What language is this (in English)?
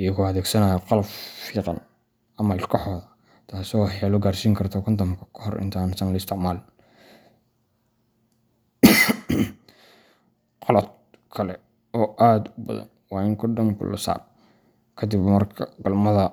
Somali